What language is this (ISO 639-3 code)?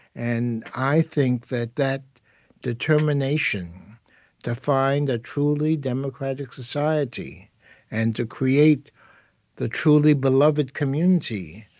eng